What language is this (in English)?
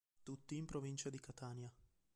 Italian